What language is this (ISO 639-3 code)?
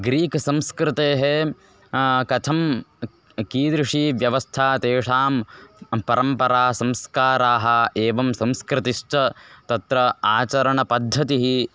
san